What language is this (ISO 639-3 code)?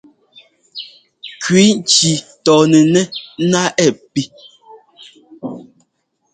jgo